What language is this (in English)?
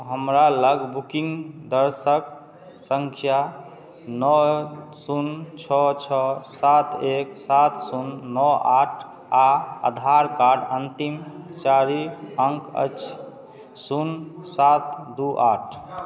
Maithili